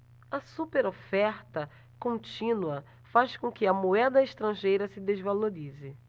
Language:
Portuguese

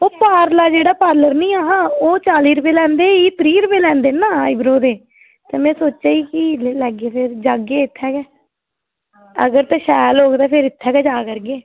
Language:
Dogri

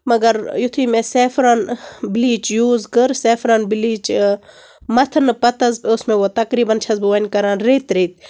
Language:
Kashmiri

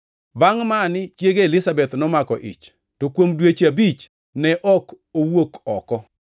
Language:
Luo (Kenya and Tanzania)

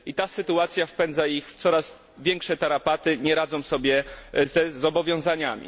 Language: Polish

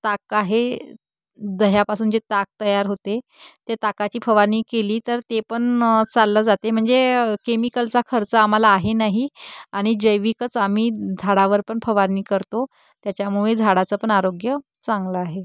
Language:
Marathi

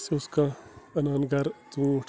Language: Kashmiri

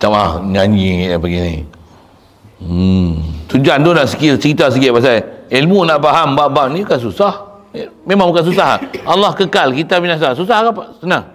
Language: Malay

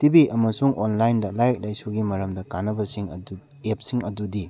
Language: Manipuri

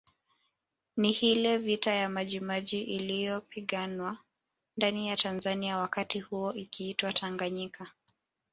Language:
Swahili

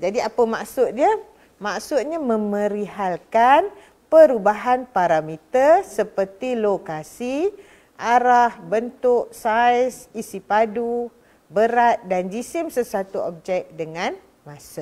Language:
Malay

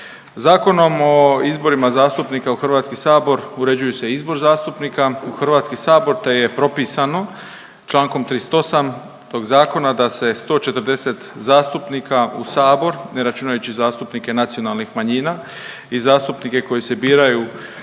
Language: Croatian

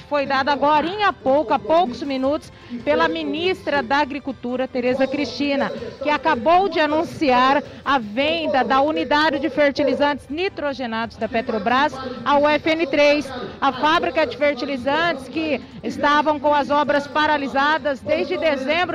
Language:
Portuguese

